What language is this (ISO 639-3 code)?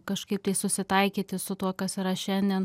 lit